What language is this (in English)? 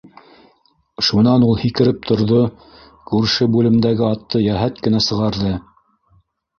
Bashkir